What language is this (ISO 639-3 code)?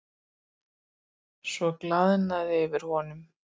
isl